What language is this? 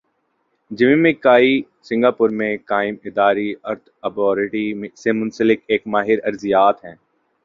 Urdu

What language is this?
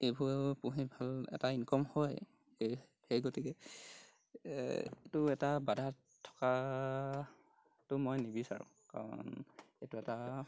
Assamese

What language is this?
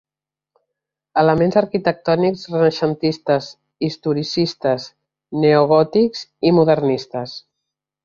Catalan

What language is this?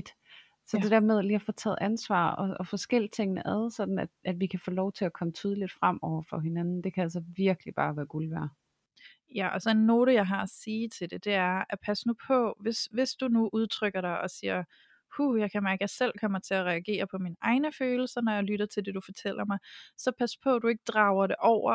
Danish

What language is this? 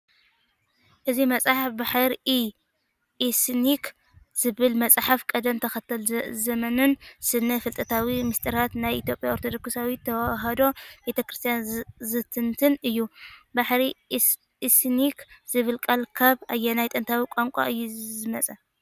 Tigrinya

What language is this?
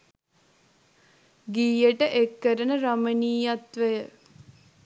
Sinhala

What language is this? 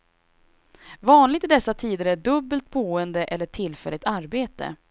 Swedish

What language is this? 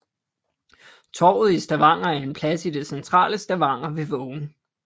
Danish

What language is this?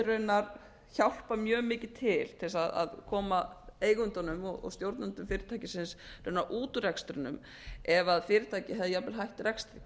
Icelandic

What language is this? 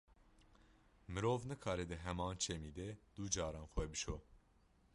Kurdish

